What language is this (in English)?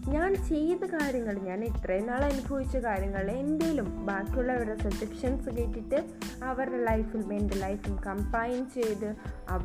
Malayalam